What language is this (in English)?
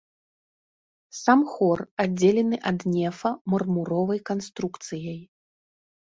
Belarusian